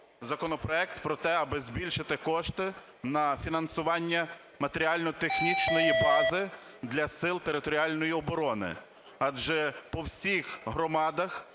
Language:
Ukrainian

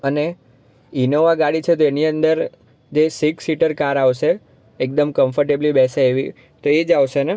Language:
Gujarati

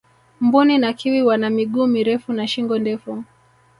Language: Swahili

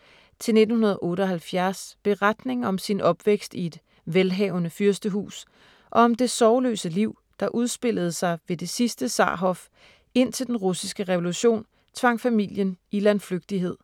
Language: Danish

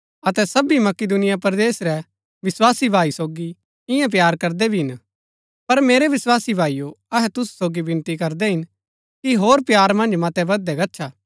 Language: Gaddi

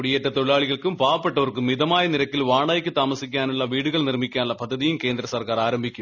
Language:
Malayalam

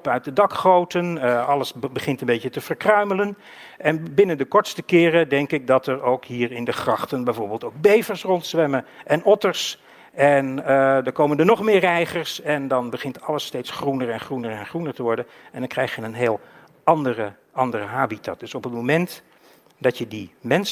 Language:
Dutch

